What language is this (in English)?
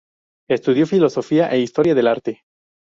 Spanish